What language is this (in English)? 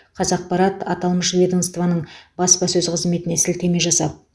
Kazakh